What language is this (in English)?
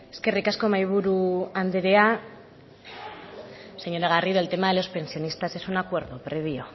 Spanish